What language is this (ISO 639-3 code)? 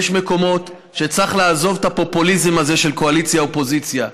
heb